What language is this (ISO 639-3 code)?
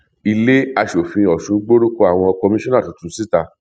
yor